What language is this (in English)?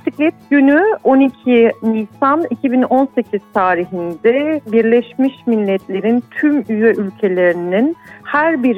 Turkish